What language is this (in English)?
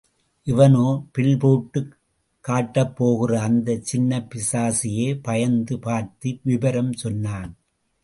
Tamil